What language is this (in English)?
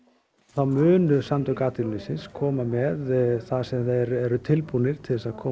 Icelandic